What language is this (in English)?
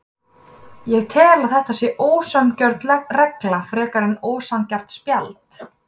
Icelandic